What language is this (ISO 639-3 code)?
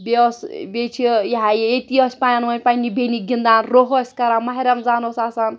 kas